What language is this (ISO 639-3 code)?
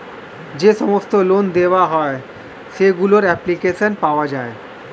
ben